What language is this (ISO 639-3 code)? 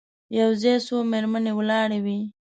pus